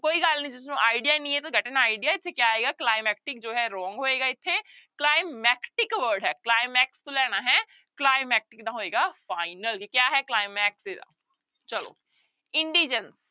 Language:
Punjabi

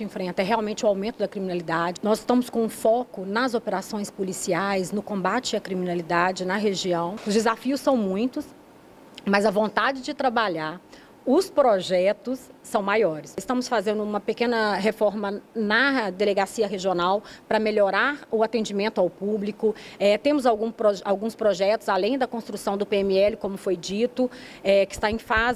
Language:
Portuguese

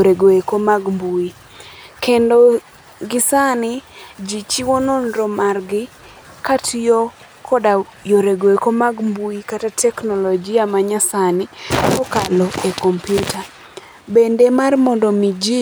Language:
Luo (Kenya and Tanzania)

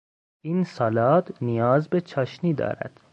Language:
Persian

